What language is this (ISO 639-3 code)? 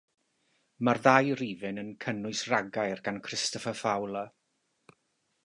cym